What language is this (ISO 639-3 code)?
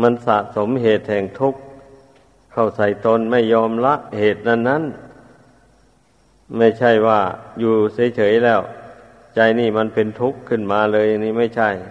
tha